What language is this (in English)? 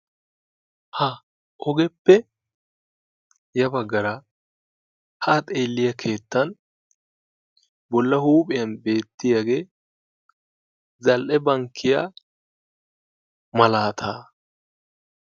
Wolaytta